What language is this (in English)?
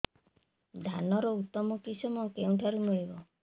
Odia